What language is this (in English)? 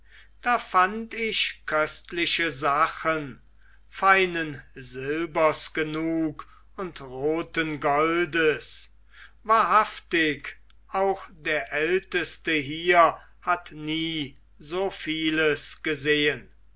German